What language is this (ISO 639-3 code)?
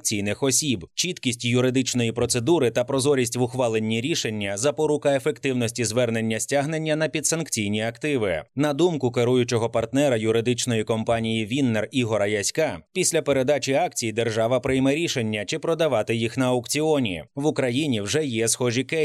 ukr